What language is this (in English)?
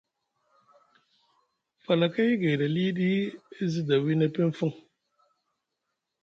Musgu